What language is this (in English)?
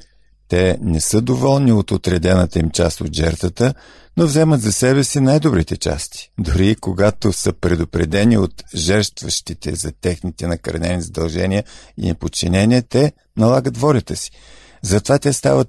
Bulgarian